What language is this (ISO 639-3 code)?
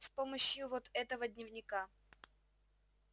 rus